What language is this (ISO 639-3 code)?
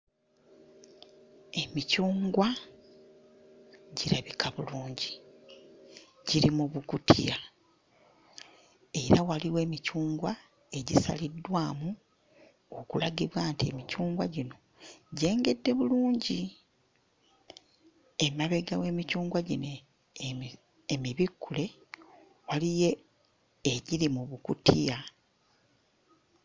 lug